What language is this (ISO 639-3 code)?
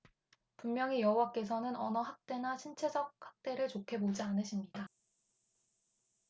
kor